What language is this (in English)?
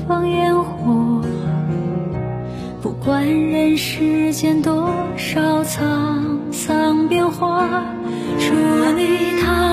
Chinese